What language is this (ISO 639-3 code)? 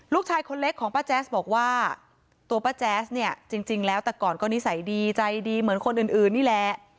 tha